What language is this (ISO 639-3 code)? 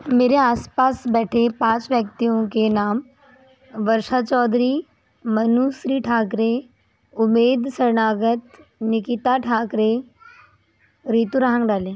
hin